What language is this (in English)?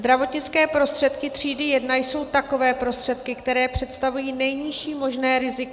Czech